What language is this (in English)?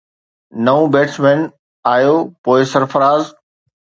Sindhi